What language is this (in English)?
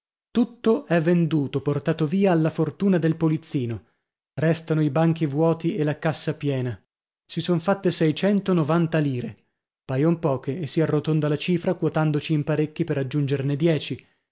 Italian